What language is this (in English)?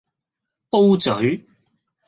Cantonese